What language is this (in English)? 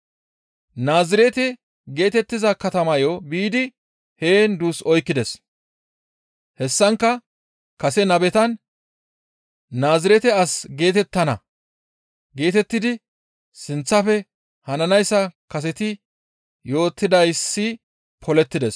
Gamo